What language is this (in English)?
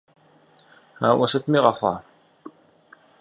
Kabardian